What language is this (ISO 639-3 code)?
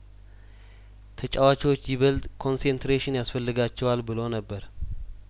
amh